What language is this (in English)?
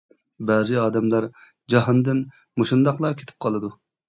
Uyghur